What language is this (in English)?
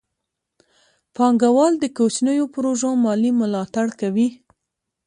Pashto